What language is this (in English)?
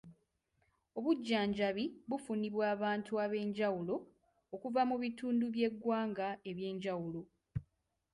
Ganda